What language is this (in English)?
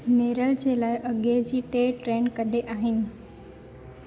Sindhi